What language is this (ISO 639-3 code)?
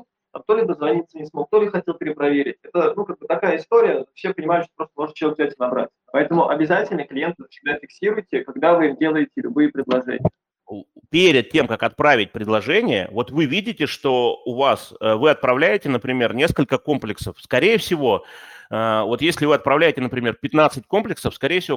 rus